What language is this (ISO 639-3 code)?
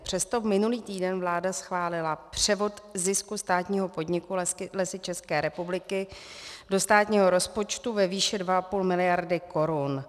ces